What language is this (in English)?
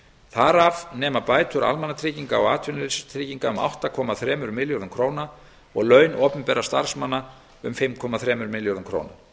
Icelandic